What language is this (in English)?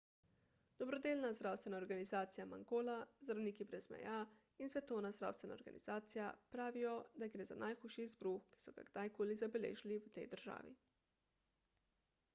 Slovenian